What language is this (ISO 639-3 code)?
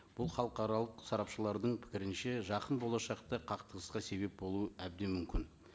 kaz